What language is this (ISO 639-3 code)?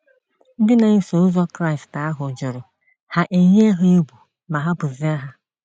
ibo